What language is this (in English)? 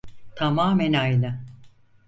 Turkish